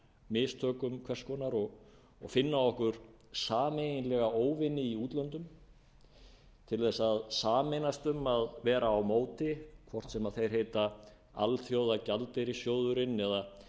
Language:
Icelandic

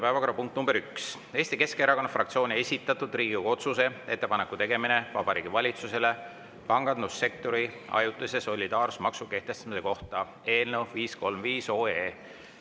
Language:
Estonian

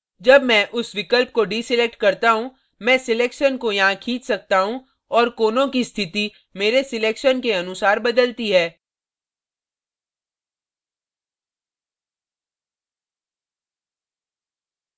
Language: Hindi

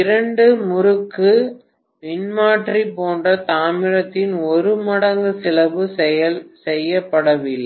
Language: Tamil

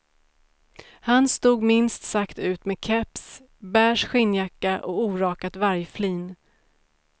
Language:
Swedish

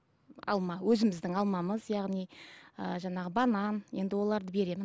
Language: Kazakh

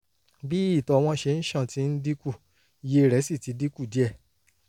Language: Yoruba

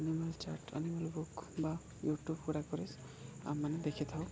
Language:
Odia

